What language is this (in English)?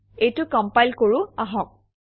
Assamese